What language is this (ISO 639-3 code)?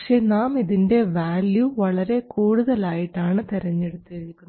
mal